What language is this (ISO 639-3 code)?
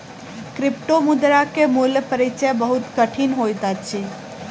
mai